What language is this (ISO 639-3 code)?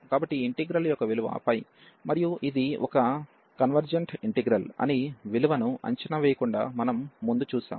tel